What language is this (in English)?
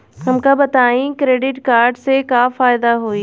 Bhojpuri